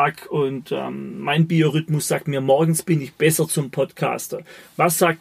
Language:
German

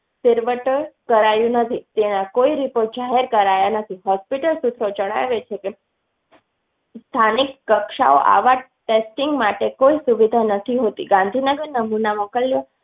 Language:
Gujarati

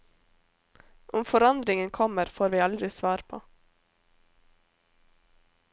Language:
Norwegian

